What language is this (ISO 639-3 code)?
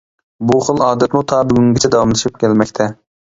uig